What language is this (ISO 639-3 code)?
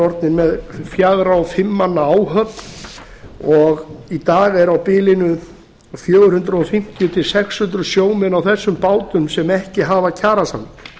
isl